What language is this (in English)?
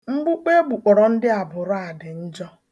Igbo